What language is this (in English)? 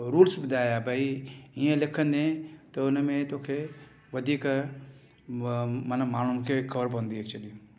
Sindhi